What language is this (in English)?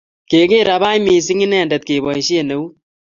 Kalenjin